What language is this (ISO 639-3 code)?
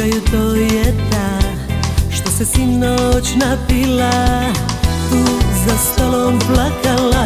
ron